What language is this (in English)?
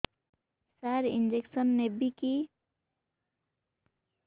Odia